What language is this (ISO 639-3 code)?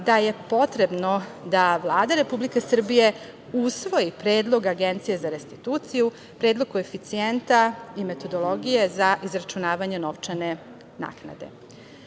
srp